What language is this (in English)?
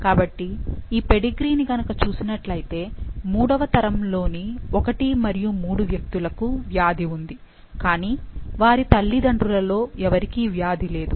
Telugu